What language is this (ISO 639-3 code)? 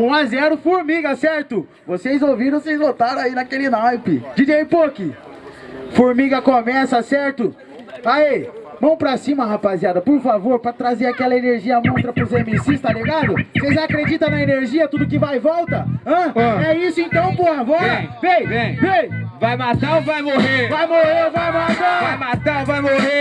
por